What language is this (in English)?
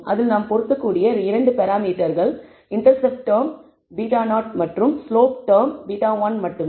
Tamil